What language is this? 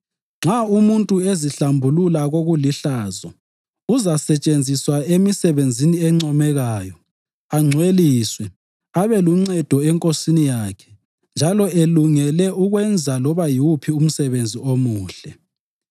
North Ndebele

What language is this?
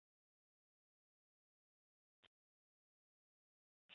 Chinese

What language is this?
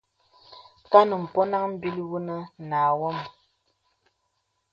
Bebele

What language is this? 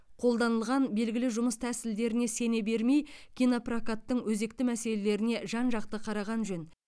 Kazakh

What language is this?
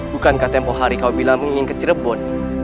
Indonesian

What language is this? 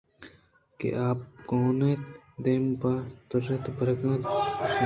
Eastern Balochi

